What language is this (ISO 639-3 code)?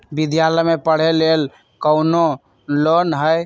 mag